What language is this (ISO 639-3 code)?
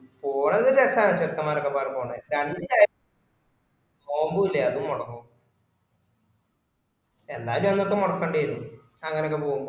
mal